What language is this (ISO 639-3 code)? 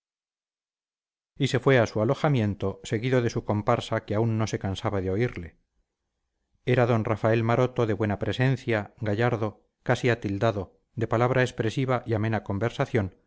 spa